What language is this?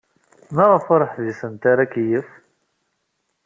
Kabyle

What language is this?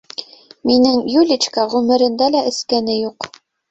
Bashkir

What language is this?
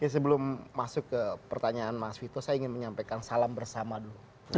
Indonesian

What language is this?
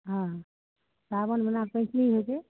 Maithili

